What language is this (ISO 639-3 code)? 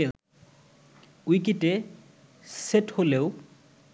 ben